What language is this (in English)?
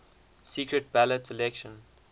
English